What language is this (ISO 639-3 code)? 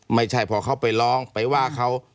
tha